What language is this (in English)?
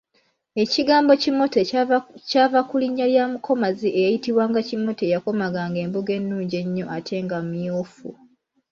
Ganda